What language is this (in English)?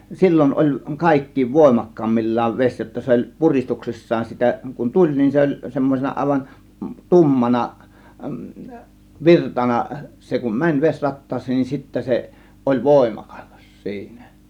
Finnish